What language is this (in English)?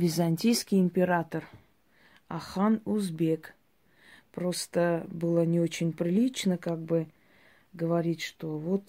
Russian